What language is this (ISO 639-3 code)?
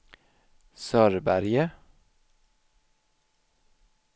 swe